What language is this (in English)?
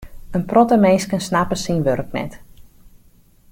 Western Frisian